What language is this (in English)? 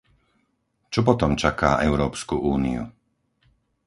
Slovak